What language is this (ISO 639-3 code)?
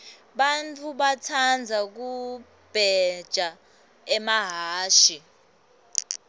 ssw